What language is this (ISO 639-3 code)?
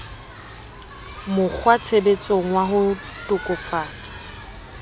sot